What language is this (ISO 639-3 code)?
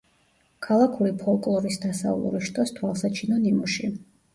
kat